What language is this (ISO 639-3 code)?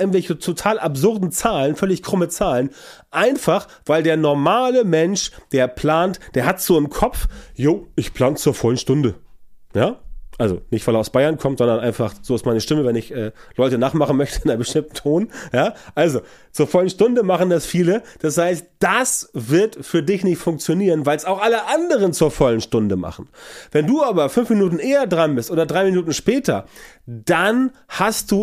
deu